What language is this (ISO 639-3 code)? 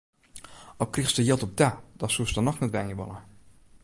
fry